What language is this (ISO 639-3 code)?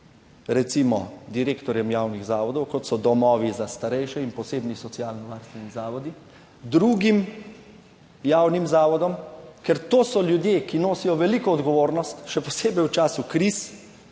slv